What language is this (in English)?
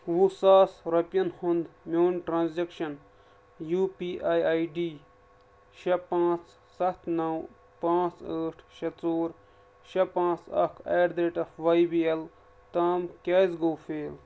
Kashmiri